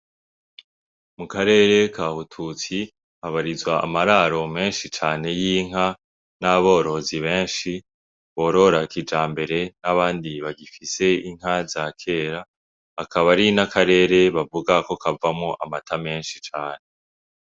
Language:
Rundi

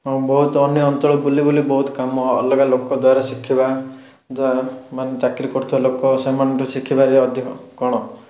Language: Odia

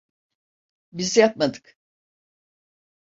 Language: Turkish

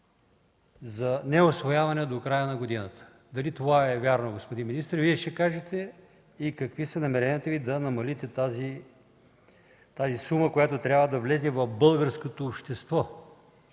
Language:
Bulgarian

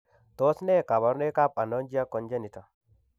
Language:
Kalenjin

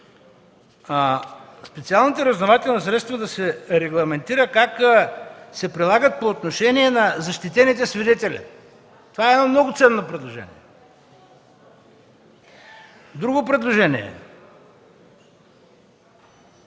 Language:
Bulgarian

